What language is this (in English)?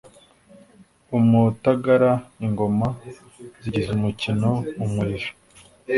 Kinyarwanda